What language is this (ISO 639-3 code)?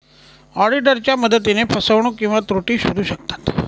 mar